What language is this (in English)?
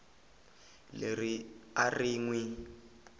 Tsonga